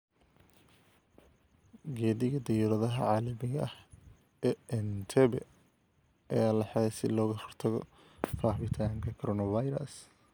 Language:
Somali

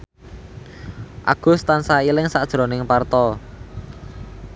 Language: Javanese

